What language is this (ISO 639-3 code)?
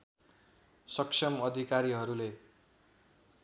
nep